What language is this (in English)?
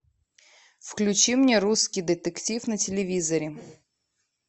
Russian